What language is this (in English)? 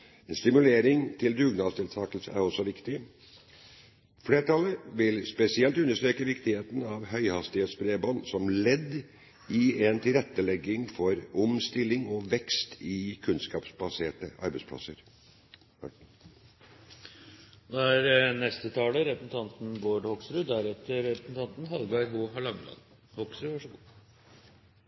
Norwegian Bokmål